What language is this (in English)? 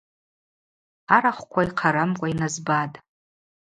Abaza